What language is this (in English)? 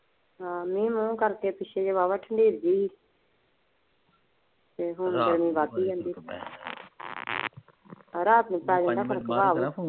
Punjabi